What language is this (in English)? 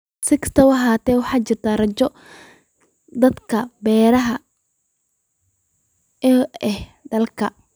Somali